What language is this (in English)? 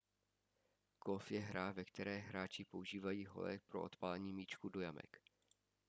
Czech